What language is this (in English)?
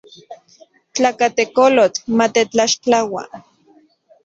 Central Puebla Nahuatl